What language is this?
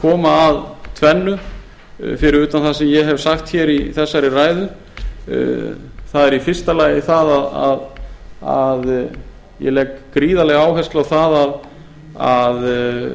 Icelandic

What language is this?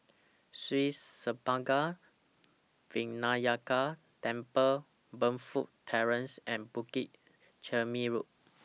English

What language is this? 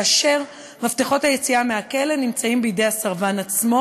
Hebrew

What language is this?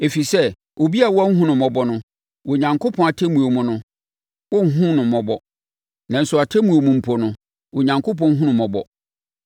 Akan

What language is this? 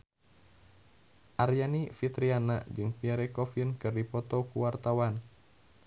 Sundanese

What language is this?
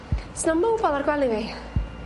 Welsh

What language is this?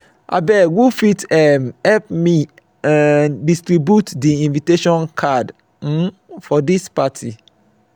Nigerian Pidgin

